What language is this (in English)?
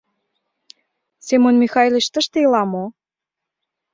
Mari